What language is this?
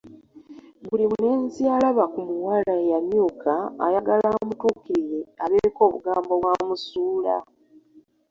Ganda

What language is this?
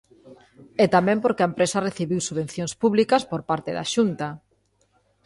Galician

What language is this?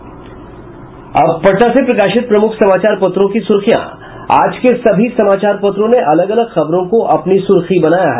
Hindi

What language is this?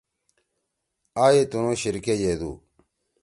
Torwali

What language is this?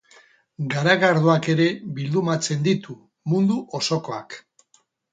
Basque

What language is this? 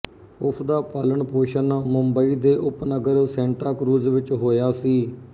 Punjabi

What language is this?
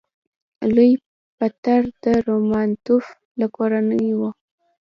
Pashto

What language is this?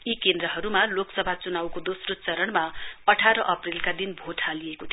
Nepali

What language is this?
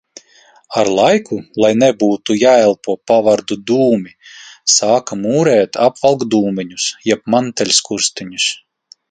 Latvian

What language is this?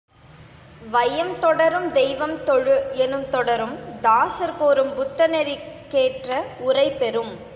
Tamil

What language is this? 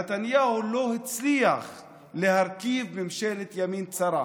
Hebrew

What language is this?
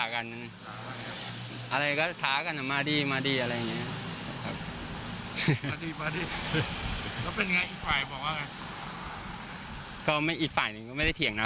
Thai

